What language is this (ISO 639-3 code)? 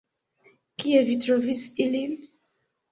epo